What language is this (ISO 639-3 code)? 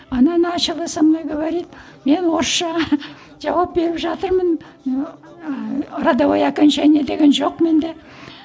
kaz